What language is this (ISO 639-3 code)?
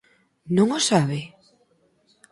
glg